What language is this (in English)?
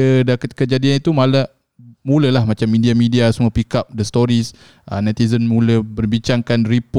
Malay